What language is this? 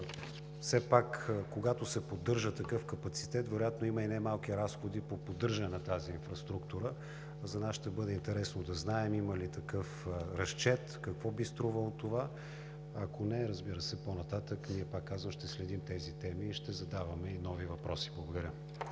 Bulgarian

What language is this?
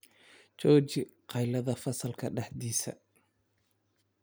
Somali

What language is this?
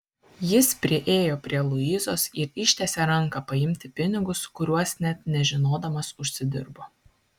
Lithuanian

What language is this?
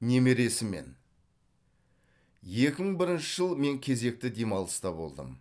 Kazakh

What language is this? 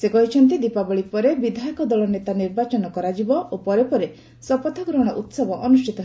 Odia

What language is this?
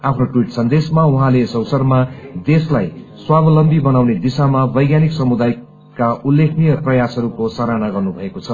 Nepali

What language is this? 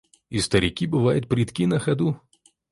Russian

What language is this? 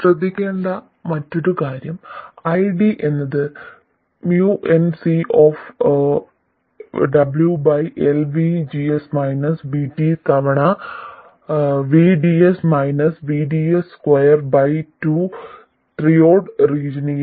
Malayalam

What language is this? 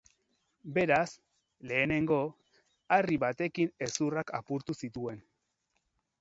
Basque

